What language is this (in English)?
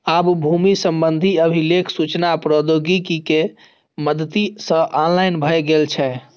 Maithili